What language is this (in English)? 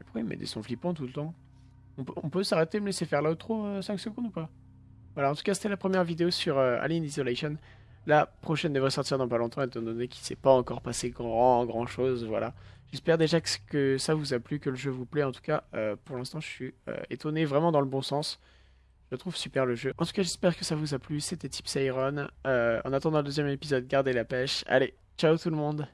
French